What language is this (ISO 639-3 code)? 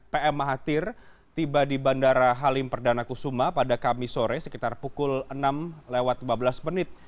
ind